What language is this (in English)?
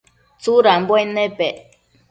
Matsés